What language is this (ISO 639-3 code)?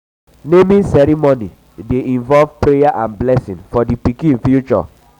pcm